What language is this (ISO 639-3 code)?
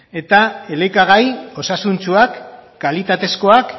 eus